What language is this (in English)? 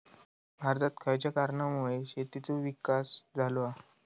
Marathi